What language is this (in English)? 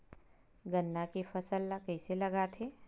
Chhattisgarhi